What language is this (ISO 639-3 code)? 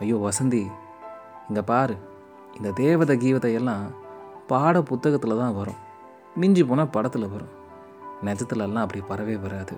tam